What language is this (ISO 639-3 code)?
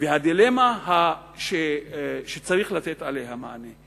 heb